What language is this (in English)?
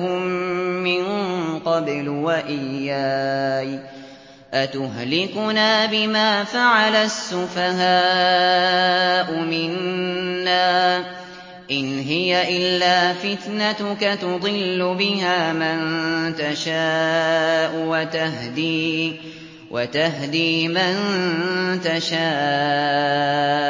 Arabic